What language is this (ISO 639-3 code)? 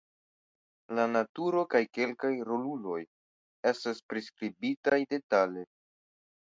epo